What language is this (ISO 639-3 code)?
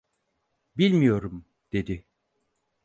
tur